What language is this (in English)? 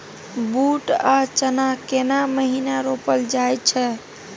Maithili